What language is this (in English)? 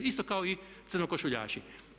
Croatian